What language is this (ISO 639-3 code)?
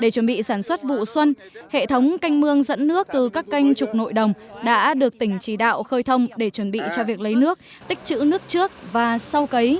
vie